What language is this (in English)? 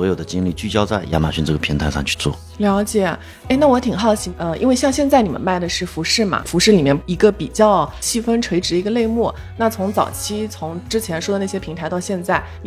Chinese